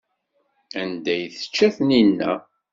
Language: Kabyle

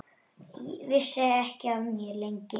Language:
Icelandic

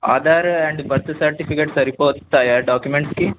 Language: Telugu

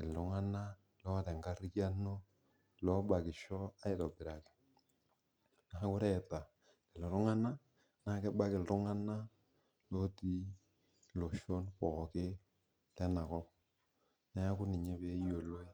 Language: Masai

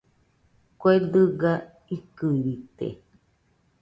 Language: Nüpode Huitoto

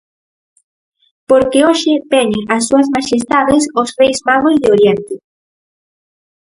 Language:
Galician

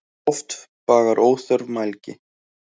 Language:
Icelandic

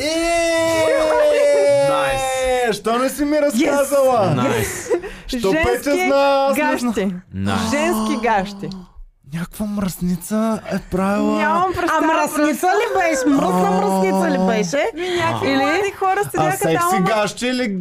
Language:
Bulgarian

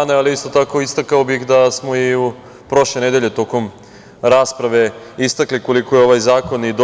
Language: Serbian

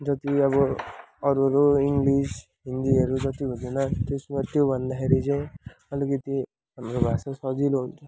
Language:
Nepali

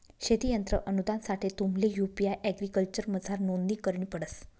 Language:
Marathi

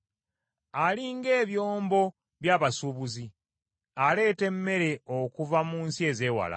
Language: Ganda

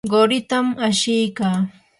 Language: Yanahuanca Pasco Quechua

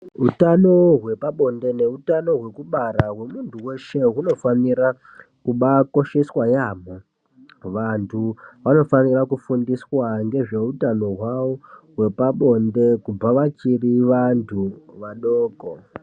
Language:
Ndau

